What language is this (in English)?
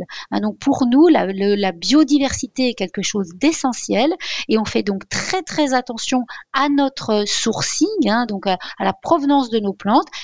French